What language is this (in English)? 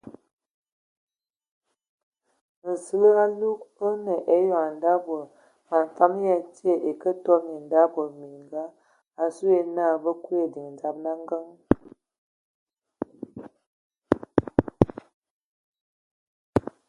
Ewondo